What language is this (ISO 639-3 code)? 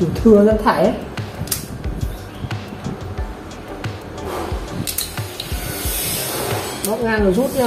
vie